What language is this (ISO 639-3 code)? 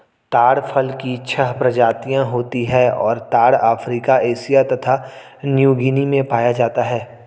hin